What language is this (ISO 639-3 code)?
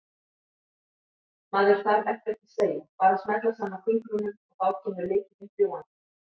isl